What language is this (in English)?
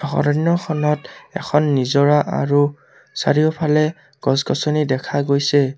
Assamese